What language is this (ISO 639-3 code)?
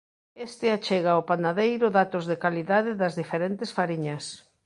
glg